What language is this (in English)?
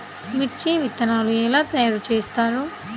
Telugu